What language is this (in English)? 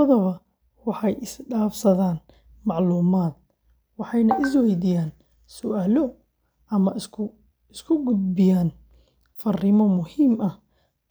Somali